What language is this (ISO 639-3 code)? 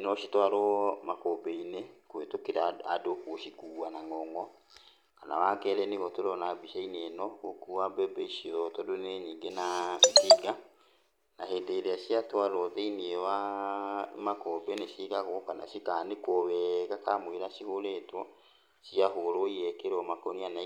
kik